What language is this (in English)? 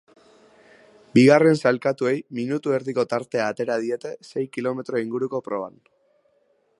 Basque